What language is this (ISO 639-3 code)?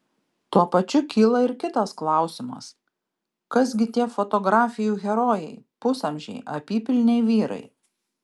lit